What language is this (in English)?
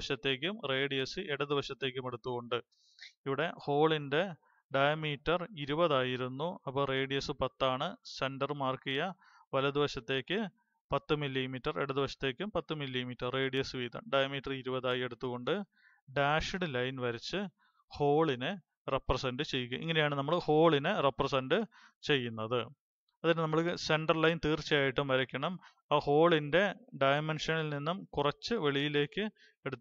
Turkish